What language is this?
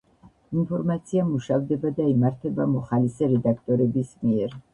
Georgian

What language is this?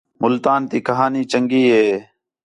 Khetrani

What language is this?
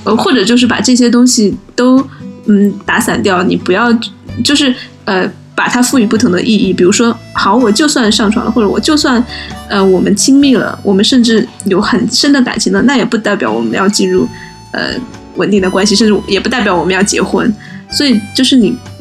Chinese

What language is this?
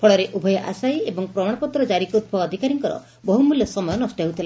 Odia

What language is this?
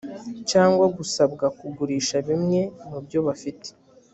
Kinyarwanda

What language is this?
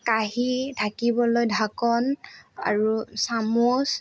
Assamese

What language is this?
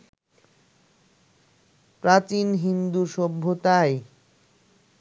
Bangla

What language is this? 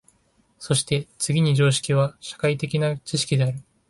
Japanese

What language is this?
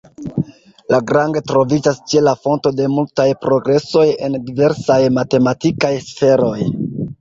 Esperanto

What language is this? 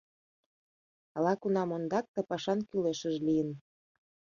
Mari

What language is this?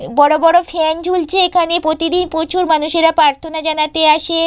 Bangla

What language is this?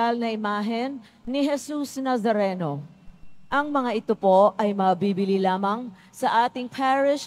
Filipino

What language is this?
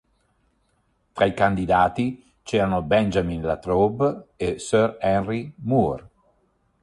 Italian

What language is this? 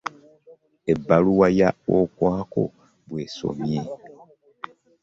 Ganda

